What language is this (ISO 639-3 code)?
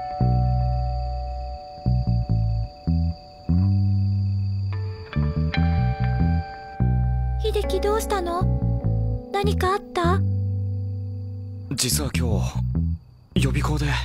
jpn